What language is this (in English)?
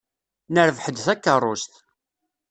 Kabyle